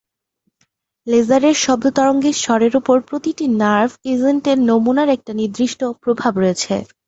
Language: Bangla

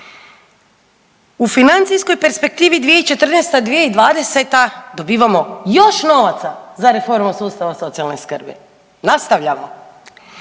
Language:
Croatian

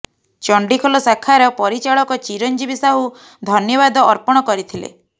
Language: Odia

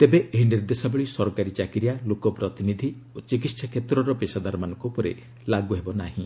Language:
Odia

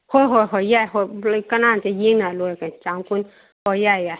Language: Manipuri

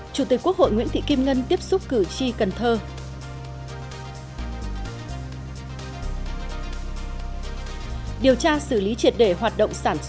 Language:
Vietnamese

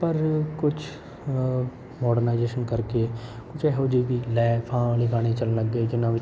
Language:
Punjabi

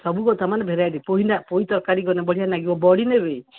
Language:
Odia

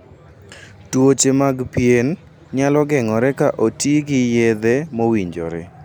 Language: Luo (Kenya and Tanzania)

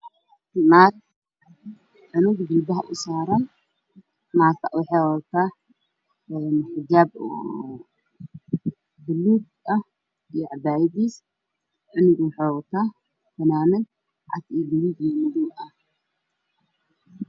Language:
Somali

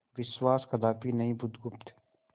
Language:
Hindi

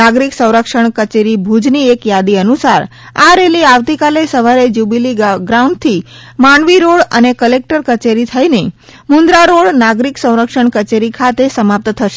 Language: Gujarati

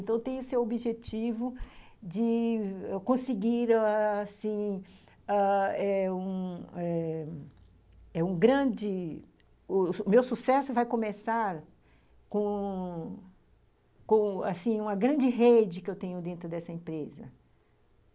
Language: Portuguese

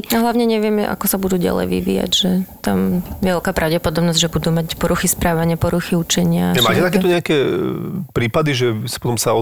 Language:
Slovak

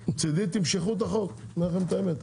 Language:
Hebrew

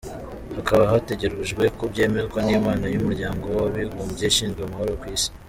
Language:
Kinyarwanda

